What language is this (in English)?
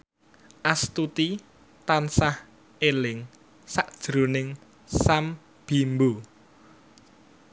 Javanese